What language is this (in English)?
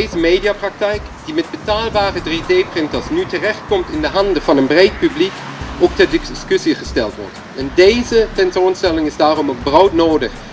Dutch